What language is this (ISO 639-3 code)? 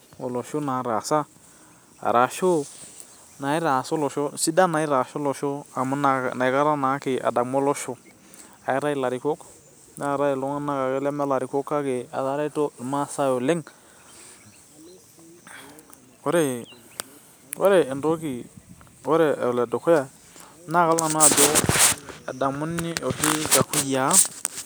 mas